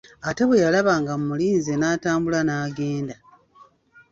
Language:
Ganda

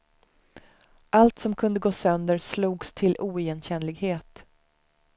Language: Swedish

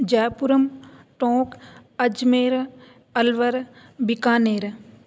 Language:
Sanskrit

